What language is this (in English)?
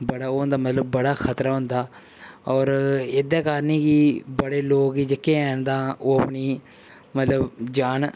Dogri